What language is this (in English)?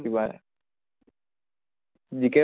Assamese